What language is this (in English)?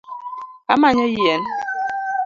Luo (Kenya and Tanzania)